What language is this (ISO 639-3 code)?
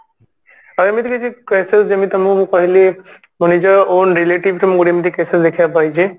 ori